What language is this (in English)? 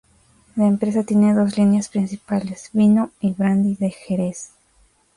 Spanish